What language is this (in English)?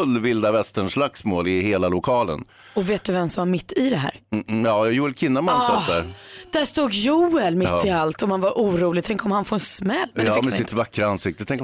Swedish